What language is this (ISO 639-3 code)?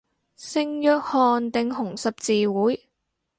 yue